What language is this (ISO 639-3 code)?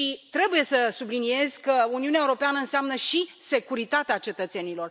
ron